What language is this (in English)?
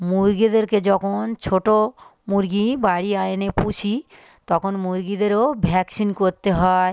Bangla